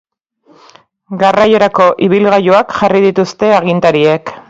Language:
Basque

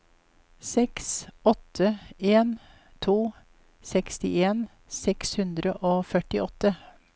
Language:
Norwegian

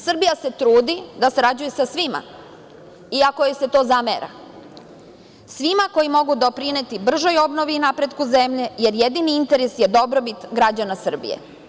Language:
Serbian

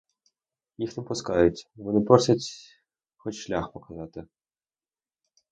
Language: Ukrainian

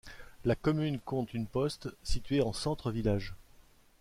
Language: French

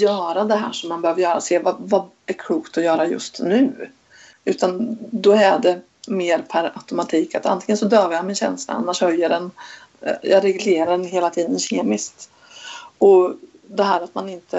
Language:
Swedish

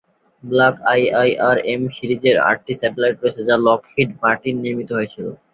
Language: Bangla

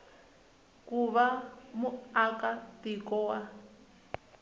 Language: Tsonga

